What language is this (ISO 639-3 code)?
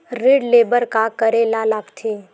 hne